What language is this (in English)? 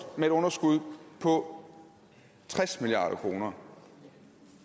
Danish